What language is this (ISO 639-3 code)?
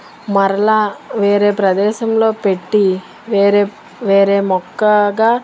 tel